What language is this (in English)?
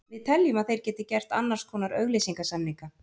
Icelandic